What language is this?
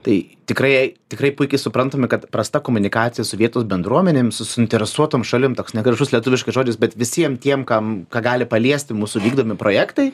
Lithuanian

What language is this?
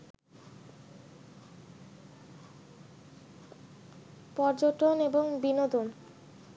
Bangla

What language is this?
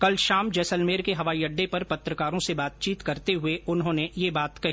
Hindi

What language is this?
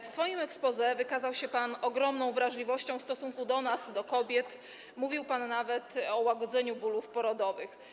Polish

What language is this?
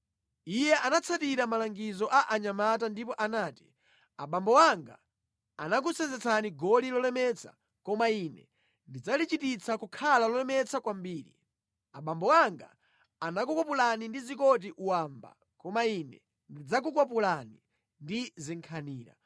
Nyanja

